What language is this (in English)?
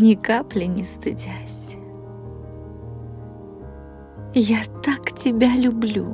Russian